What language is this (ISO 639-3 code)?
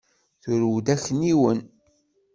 kab